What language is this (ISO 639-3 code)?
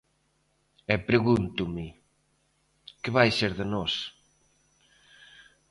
glg